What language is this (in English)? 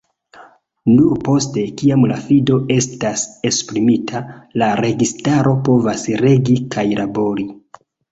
Esperanto